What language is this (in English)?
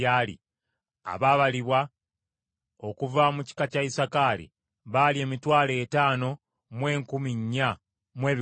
Ganda